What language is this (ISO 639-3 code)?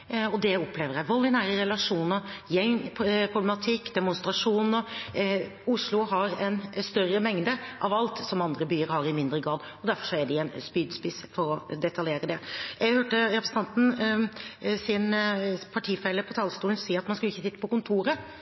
nob